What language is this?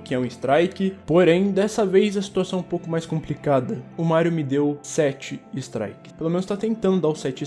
Portuguese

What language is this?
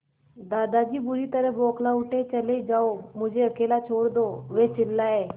Hindi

